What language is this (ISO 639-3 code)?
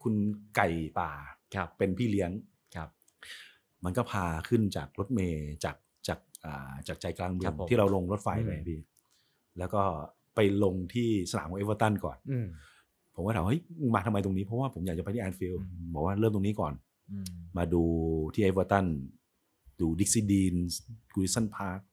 tha